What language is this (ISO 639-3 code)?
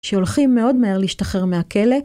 heb